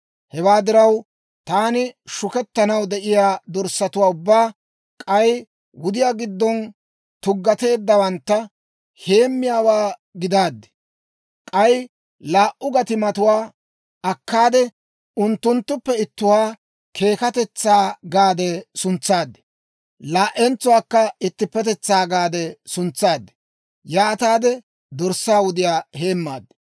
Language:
Dawro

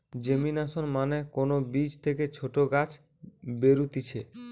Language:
Bangla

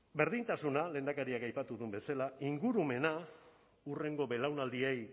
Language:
Basque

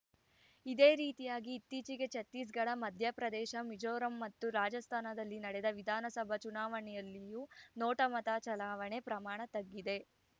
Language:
Kannada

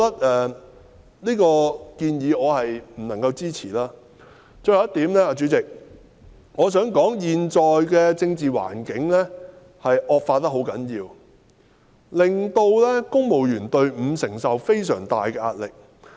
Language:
Cantonese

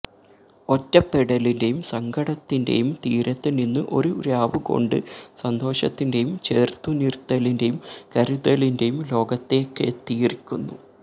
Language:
Malayalam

